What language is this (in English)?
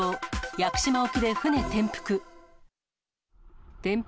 Japanese